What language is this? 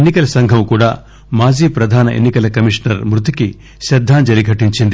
Telugu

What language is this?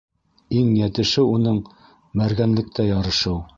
Bashkir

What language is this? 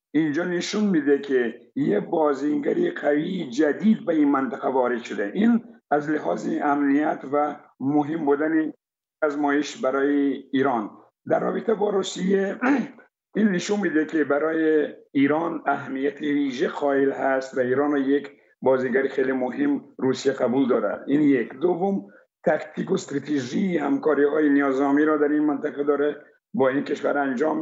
Persian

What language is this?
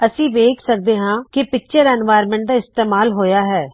Punjabi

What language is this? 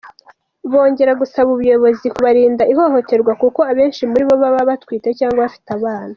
Kinyarwanda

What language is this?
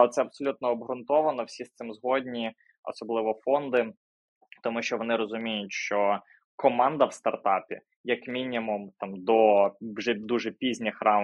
Ukrainian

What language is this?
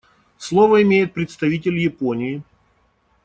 Russian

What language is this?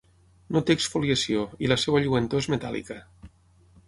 Catalan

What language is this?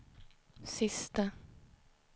Swedish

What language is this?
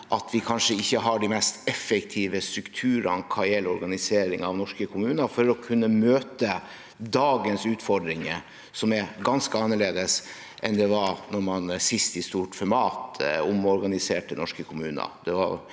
Norwegian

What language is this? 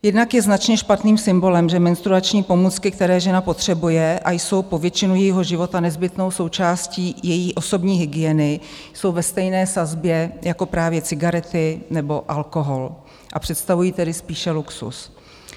Czech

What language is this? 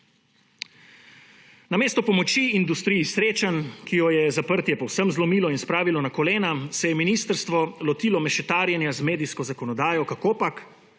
Slovenian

